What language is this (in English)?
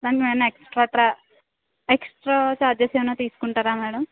Telugu